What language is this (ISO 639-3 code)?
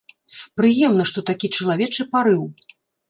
bel